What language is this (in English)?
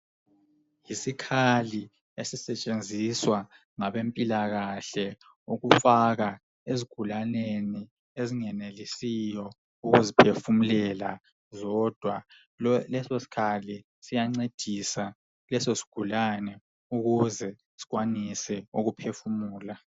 North Ndebele